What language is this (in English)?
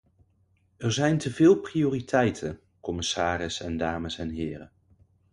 Dutch